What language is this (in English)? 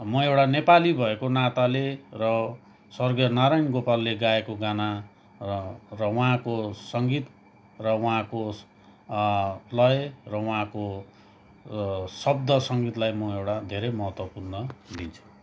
Nepali